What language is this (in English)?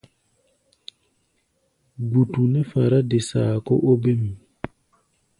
Gbaya